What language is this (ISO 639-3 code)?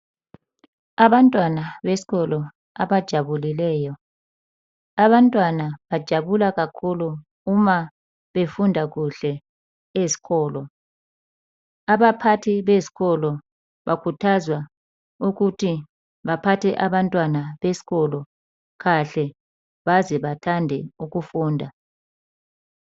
nde